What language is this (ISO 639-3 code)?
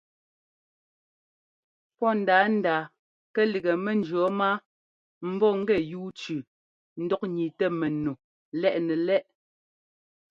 jgo